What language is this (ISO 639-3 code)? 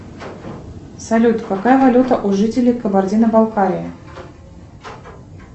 rus